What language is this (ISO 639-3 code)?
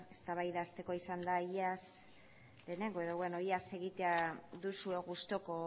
eus